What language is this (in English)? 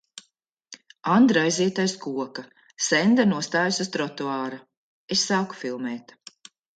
Latvian